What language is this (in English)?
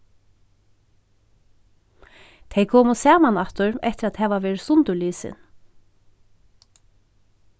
Faroese